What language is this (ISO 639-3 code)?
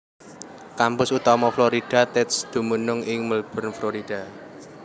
jav